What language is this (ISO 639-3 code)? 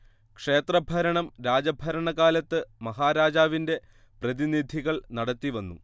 mal